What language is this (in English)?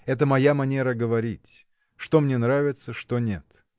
Russian